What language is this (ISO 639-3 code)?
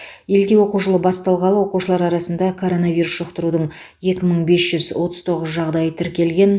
kaz